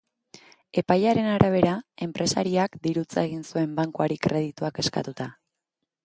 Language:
Basque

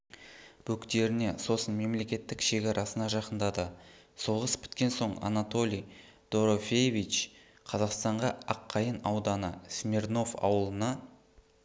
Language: Kazakh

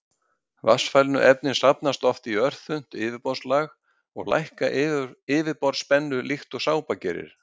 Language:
Icelandic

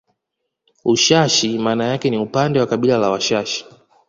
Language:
Swahili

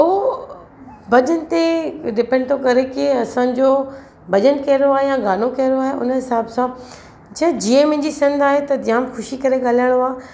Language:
Sindhi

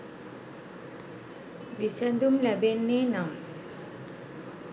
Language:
Sinhala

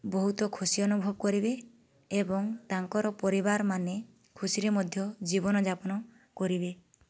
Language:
Odia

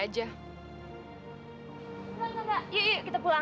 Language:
Indonesian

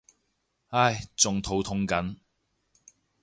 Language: Cantonese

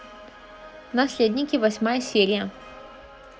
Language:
Russian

